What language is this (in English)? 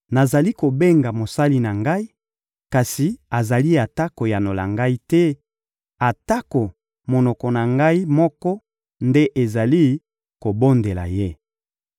Lingala